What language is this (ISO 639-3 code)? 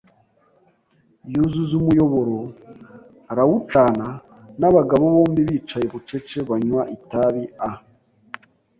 kin